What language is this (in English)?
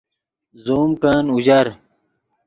Yidgha